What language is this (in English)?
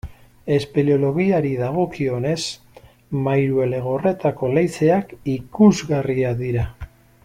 Basque